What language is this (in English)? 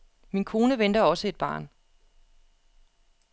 Danish